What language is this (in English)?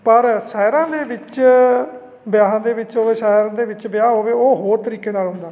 Punjabi